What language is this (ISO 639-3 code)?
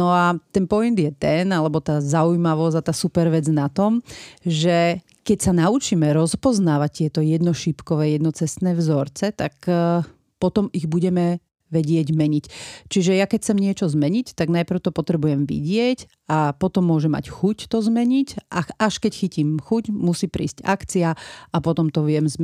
slk